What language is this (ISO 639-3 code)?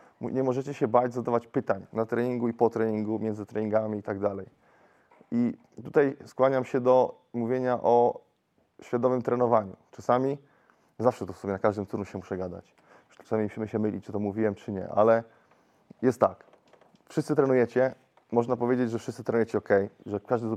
pol